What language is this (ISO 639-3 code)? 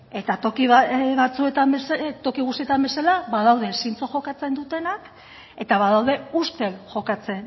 eus